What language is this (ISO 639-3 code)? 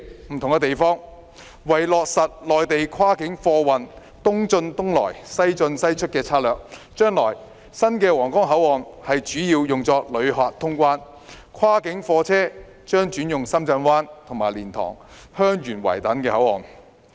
yue